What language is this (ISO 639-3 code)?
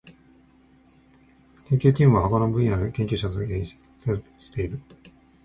jpn